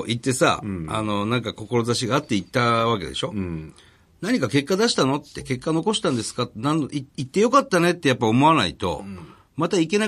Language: Japanese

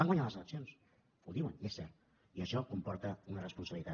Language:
Catalan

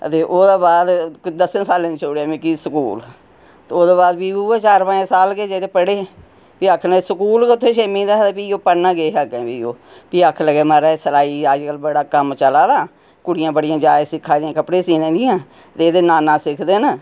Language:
Dogri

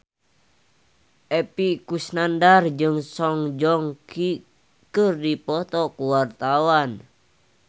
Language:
Sundanese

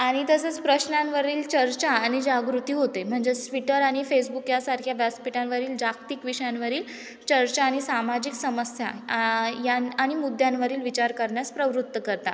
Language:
Marathi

